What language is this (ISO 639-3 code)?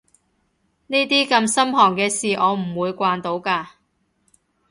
yue